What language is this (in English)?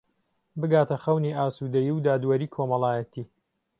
Central Kurdish